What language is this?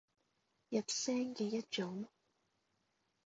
Cantonese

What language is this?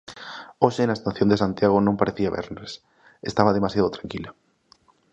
Galician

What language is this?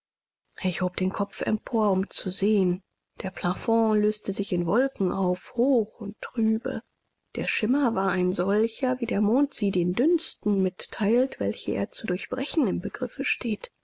German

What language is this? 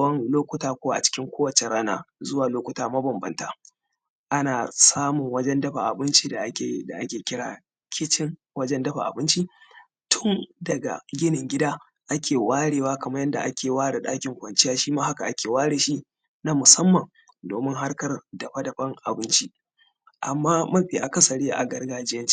Hausa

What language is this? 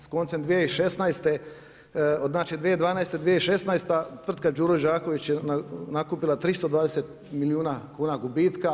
Croatian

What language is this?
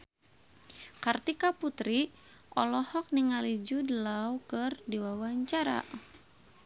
Sundanese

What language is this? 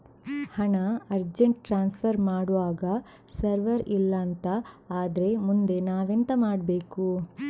Kannada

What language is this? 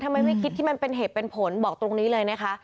Thai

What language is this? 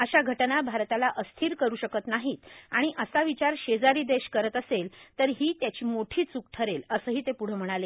Marathi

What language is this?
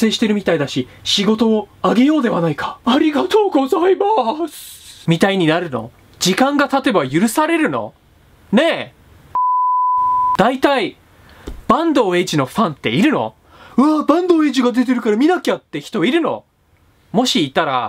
Japanese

